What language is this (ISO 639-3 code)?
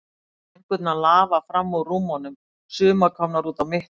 isl